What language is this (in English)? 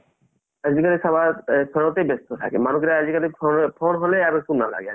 Assamese